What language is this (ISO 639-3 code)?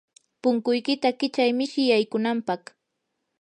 qur